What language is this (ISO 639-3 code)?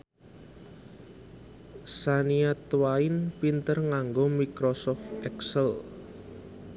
jav